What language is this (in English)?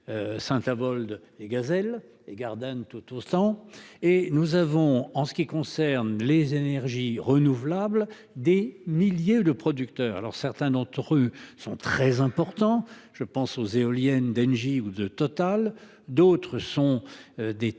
French